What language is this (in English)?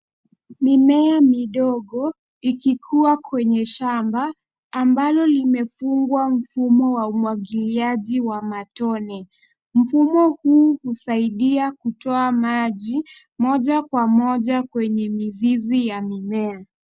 Swahili